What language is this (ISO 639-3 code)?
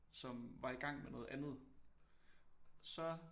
dan